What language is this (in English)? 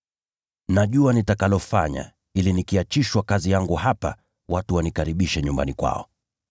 Swahili